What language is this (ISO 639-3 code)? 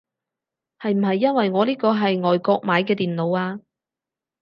yue